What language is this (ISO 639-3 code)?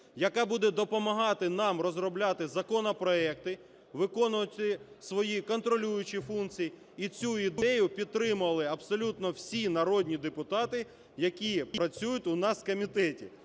ukr